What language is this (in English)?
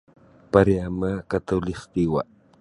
Sabah Bisaya